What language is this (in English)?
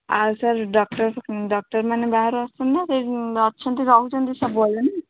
Odia